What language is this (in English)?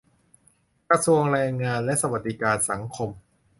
Thai